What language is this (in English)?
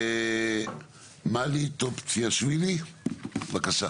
Hebrew